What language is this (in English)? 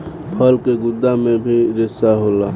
Bhojpuri